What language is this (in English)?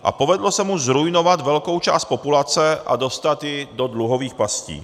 Czech